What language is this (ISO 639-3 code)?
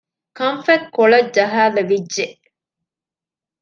div